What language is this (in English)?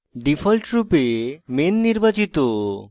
Bangla